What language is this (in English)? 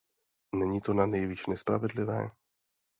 Czech